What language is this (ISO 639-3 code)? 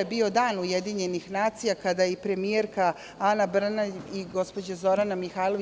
srp